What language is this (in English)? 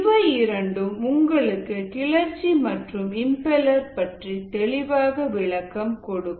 Tamil